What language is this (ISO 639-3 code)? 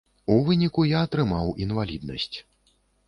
bel